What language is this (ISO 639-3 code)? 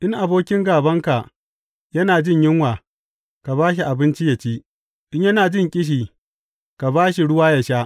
hau